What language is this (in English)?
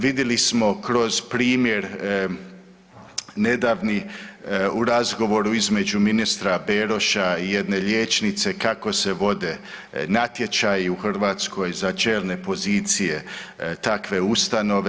Croatian